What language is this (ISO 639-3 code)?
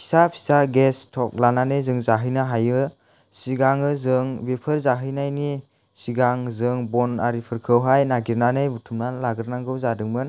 brx